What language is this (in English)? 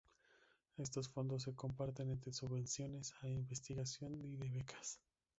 Spanish